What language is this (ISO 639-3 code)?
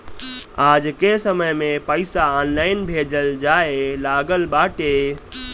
bho